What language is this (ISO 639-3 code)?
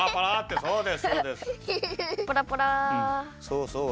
jpn